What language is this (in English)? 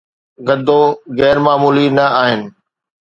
Sindhi